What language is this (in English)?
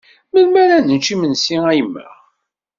Kabyle